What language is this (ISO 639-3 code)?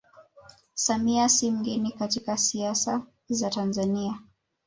swa